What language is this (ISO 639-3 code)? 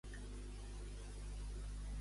cat